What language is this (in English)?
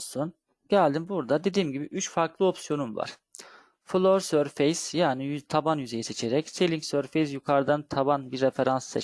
Turkish